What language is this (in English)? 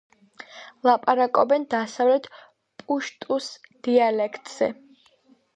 Georgian